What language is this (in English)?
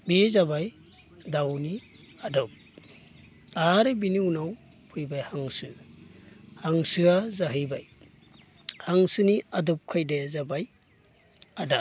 Bodo